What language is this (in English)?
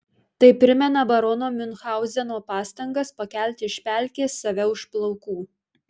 Lithuanian